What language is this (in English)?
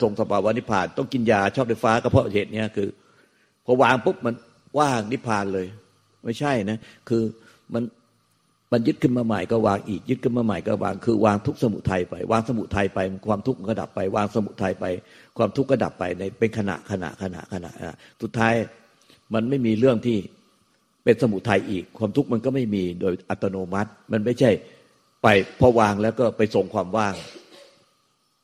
Thai